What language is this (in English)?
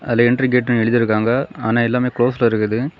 Tamil